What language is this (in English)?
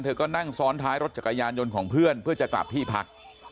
Thai